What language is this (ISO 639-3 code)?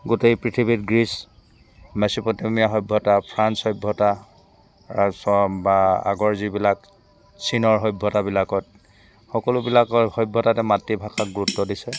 asm